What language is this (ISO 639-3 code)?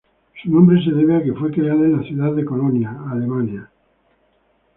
spa